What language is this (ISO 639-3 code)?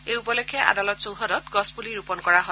asm